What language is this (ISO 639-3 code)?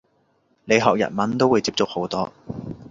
yue